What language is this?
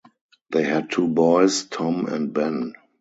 English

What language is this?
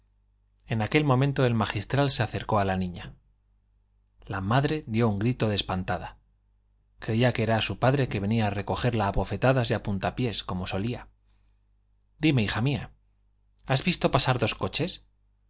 Spanish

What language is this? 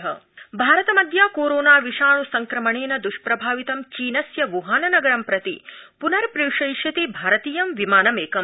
Sanskrit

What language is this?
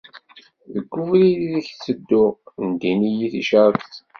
Kabyle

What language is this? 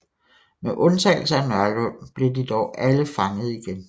Danish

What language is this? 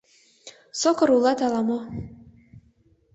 Mari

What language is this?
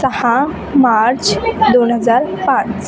Marathi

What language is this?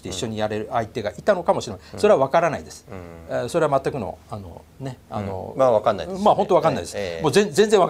Japanese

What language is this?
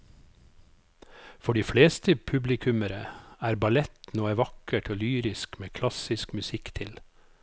Norwegian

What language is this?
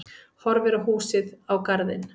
Icelandic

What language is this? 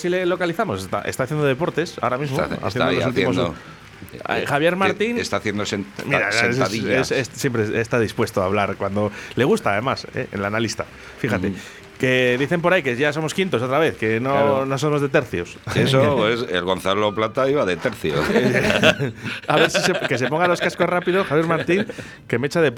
Spanish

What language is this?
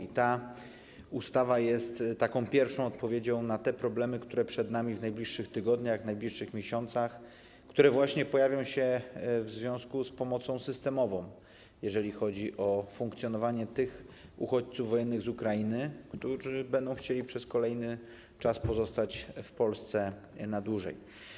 Polish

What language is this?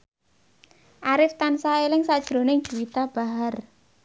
Javanese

